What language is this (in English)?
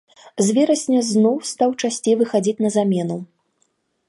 Belarusian